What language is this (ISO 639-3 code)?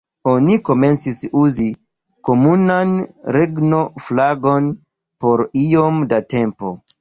epo